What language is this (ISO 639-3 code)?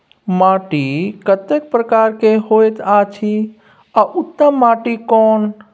mai